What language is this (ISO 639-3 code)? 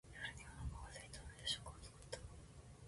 jpn